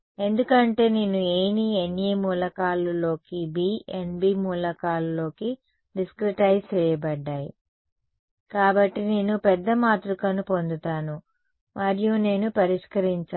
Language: Telugu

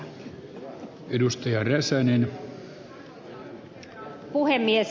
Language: Finnish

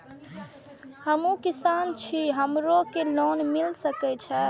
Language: Maithili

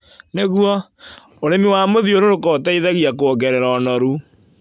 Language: Kikuyu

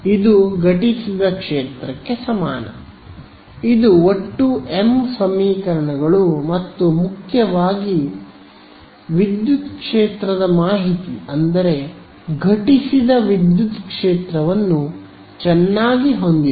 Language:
Kannada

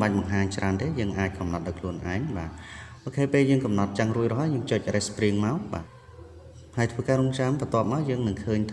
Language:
Vietnamese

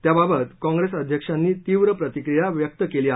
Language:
Marathi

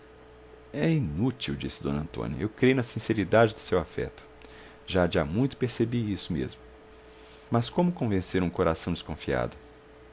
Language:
Portuguese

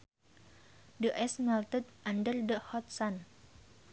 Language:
Sundanese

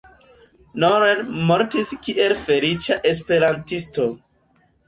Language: Esperanto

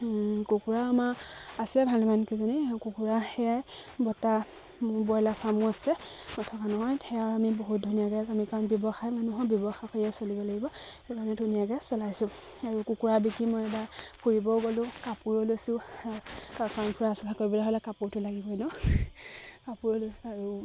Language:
Assamese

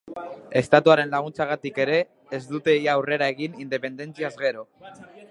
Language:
Basque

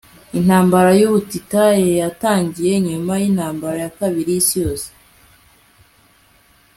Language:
Kinyarwanda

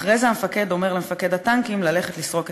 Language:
Hebrew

